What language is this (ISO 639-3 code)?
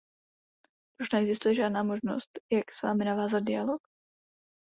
ces